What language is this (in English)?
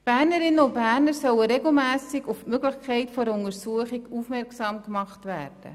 Swiss German